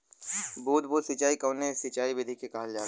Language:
Bhojpuri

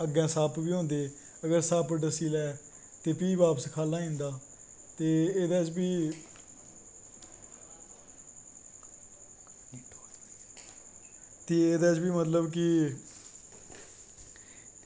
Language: Dogri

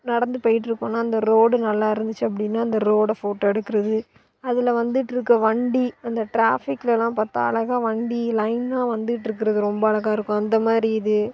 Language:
Tamil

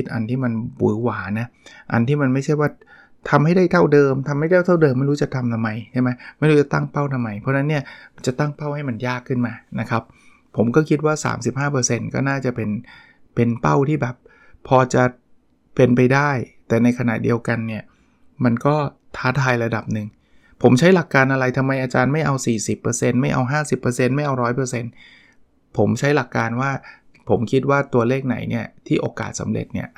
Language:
Thai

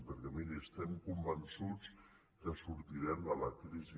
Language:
Catalan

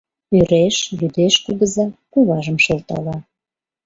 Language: Mari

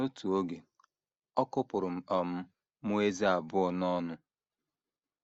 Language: Igbo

